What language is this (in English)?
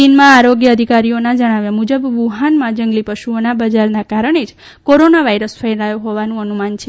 Gujarati